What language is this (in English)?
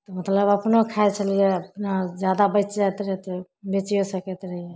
Maithili